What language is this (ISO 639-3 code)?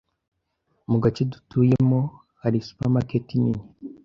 kin